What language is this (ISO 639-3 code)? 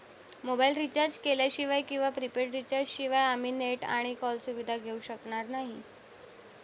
mar